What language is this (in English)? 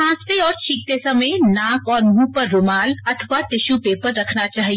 Hindi